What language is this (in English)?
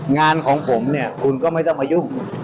Thai